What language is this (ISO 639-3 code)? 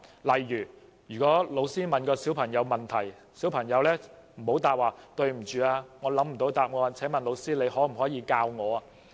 yue